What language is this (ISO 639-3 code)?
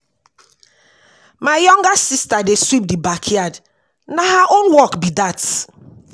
pcm